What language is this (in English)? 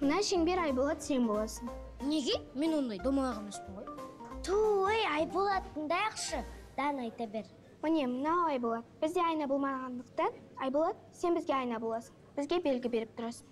Turkish